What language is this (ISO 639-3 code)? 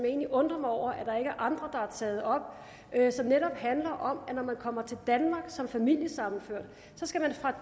dan